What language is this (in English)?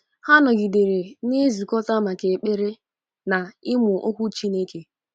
Igbo